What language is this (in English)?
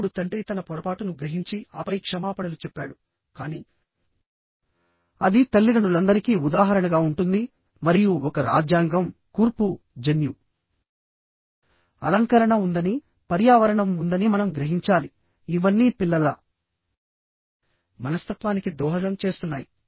Telugu